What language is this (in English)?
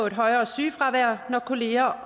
Danish